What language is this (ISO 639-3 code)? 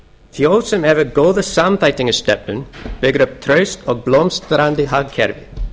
isl